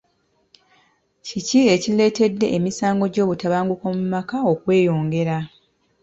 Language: Ganda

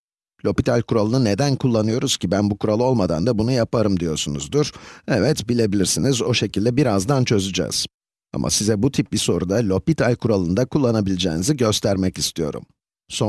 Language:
Turkish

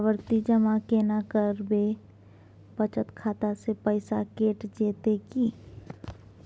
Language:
Maithili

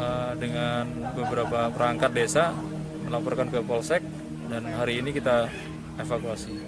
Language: Indonesian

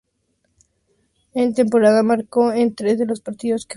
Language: Spanish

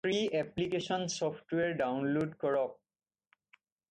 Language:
Assamese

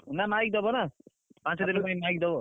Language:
Odia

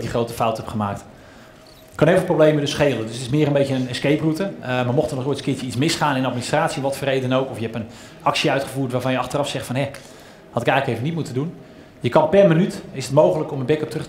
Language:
Dutch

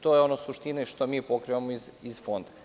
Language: Serbian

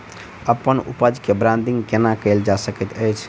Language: Maithili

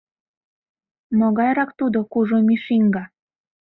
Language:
Mari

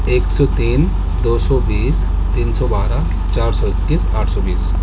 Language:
Urdu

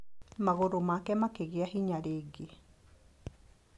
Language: Kikuyu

